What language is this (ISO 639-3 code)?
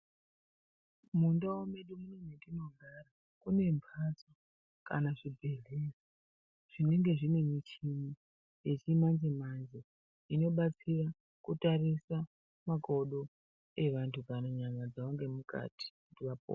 ndc